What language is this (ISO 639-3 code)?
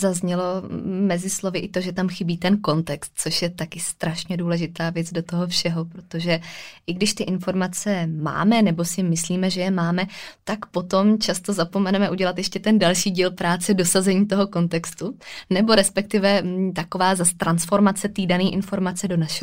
ces